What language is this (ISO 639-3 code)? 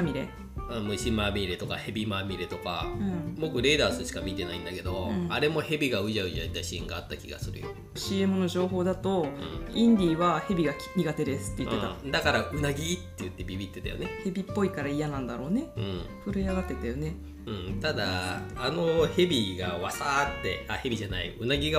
jpn